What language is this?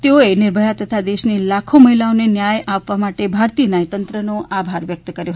Gujarati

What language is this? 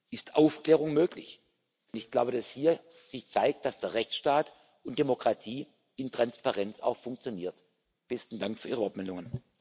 German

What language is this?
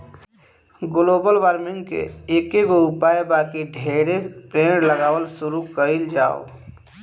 Bhojpuri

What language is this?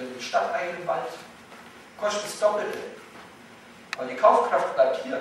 German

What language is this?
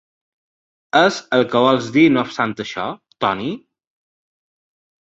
Catalan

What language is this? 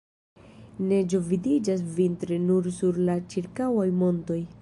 Esperanto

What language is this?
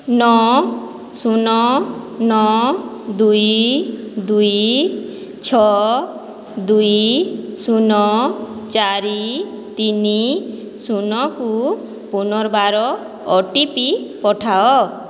Odia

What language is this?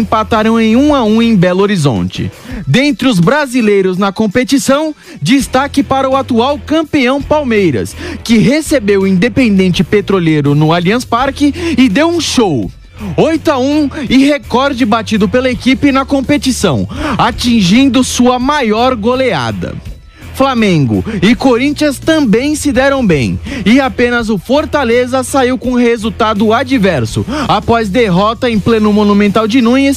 Portuguese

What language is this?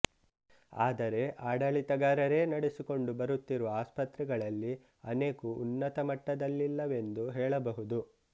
Kannada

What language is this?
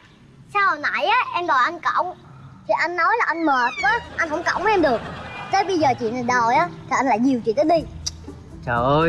Vietnamese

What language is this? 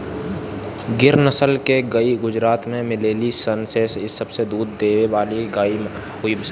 Bhojpuri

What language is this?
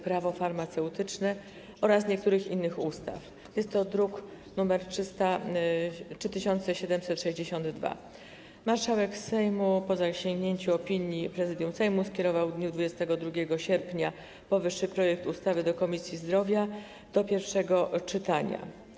Polish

